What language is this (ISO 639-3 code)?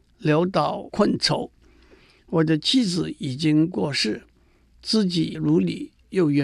zho